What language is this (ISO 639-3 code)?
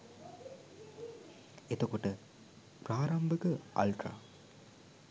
sin